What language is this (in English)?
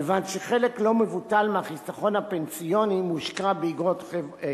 Hebrew